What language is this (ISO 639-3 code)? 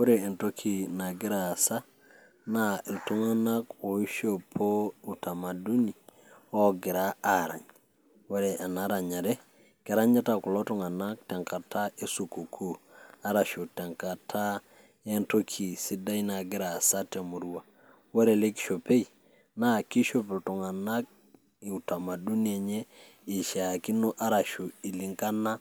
mas